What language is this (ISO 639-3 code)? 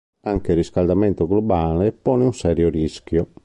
ita